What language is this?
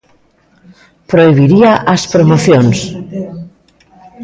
Galician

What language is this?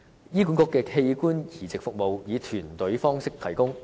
Cantonese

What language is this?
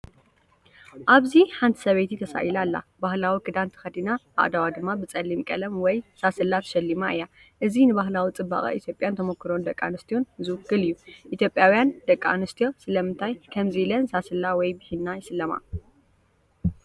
Tigrinya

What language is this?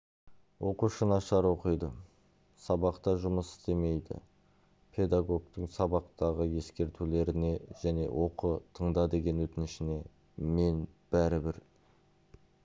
Kazakh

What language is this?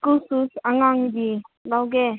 Manipuri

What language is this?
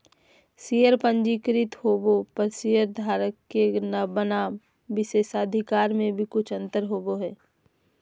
Magahi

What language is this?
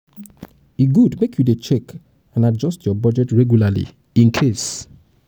Nigerian Pidgin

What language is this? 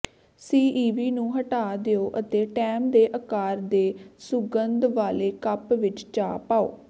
Punjabi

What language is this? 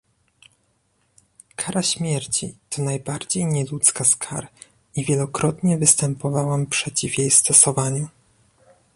Polish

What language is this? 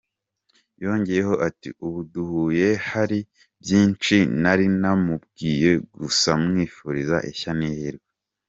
Kinyarwanda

